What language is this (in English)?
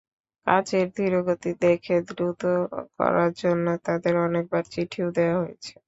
Bangla